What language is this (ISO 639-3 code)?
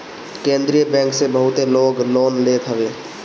bho